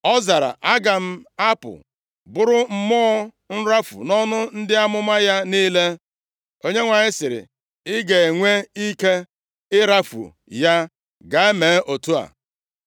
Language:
Igbo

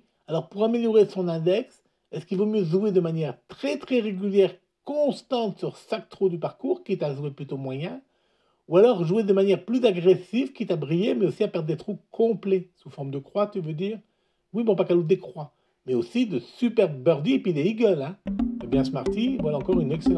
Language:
French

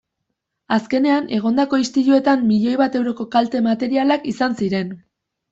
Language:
Basque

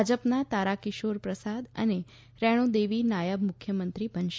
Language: Gujarati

